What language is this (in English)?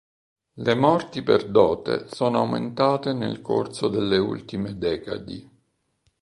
Italian